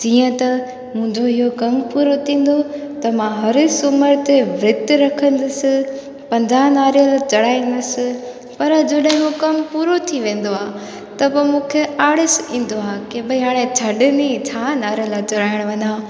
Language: Sindhi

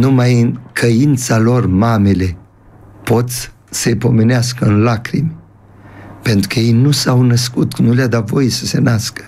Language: Romanian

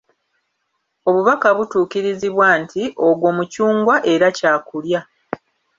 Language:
Ganda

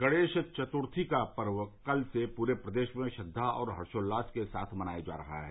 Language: Hindi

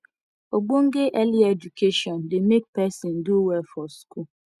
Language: Nigerian Pidgin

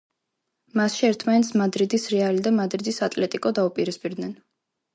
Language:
Georgian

